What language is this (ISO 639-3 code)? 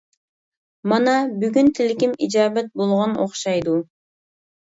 uig